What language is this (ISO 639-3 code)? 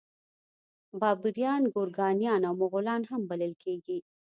pus